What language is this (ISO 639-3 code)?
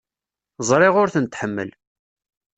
kab